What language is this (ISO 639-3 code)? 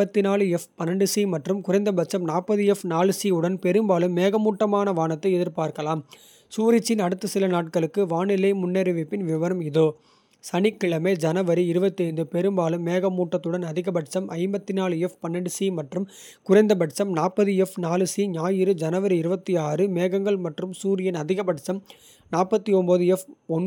kfe